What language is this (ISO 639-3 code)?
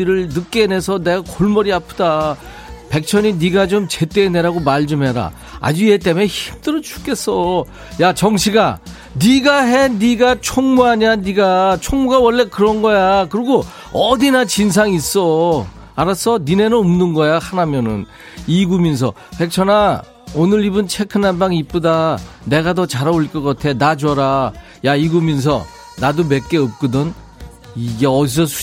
kor